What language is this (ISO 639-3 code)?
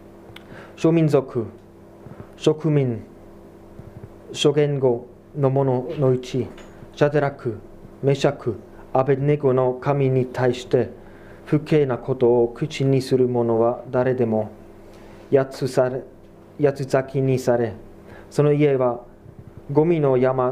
jpn